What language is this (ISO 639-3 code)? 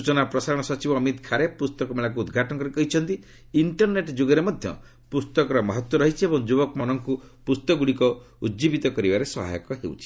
ori